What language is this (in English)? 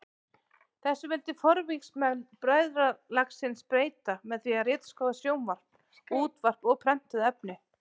Icelandic